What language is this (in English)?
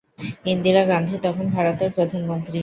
Bangla